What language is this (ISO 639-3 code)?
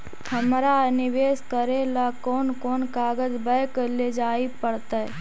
mag